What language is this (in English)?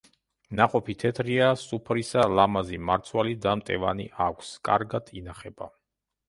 Georgian